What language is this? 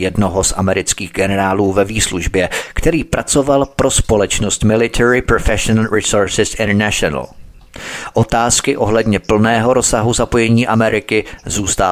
Czech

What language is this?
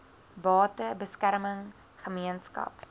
Afrikaans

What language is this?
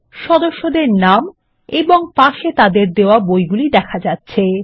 Bangla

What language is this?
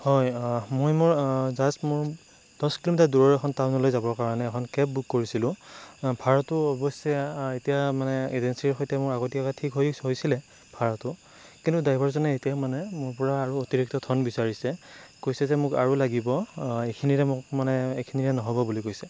Assamese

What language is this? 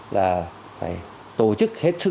Vietnamese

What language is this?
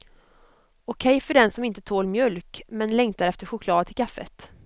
Swedish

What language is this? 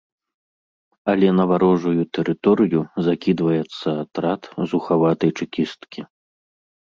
Belarusian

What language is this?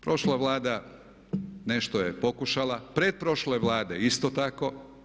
Croatian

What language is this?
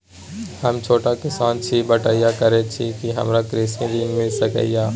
Maithili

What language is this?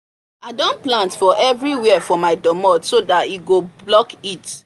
Nigerian Pidgin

